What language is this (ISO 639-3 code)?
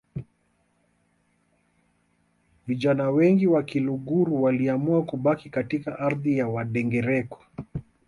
swa